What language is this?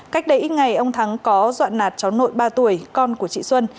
Vietnamese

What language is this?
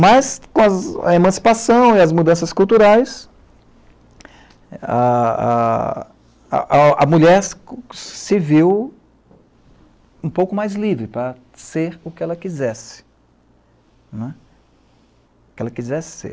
Portuguese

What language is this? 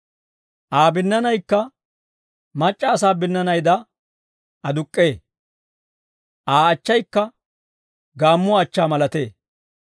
Dawro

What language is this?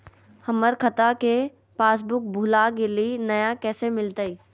Magahi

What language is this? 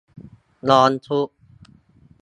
Thai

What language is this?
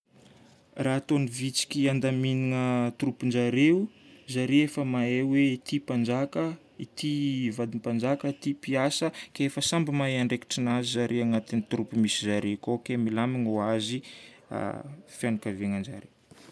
Northern Betsimisaraka Malagasy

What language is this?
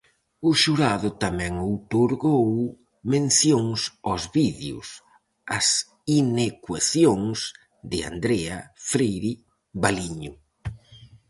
Galician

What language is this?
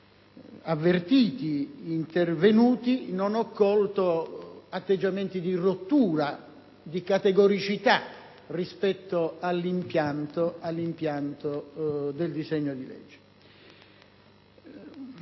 Italian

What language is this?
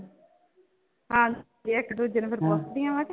Punjabi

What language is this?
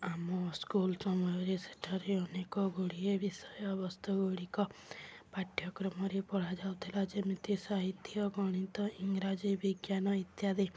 Odia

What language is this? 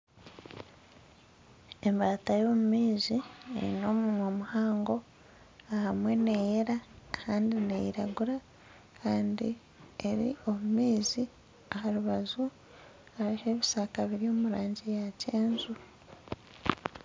Nyankole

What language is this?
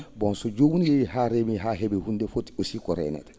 Fula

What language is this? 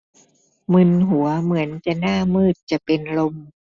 Thai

